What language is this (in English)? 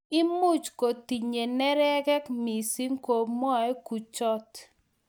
Kalenjin